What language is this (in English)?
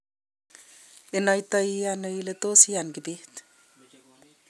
Kalenjin